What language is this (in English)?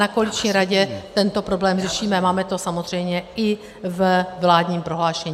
Czech